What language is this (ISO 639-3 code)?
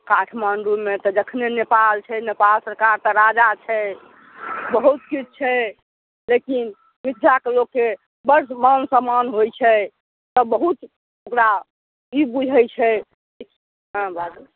mai